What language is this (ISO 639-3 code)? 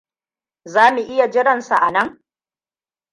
hau